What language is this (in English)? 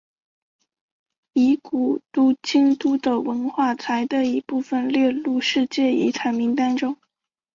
Chinese